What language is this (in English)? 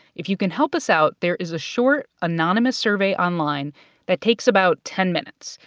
English